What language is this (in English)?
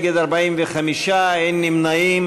Hebrew